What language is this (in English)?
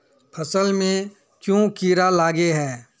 Magahi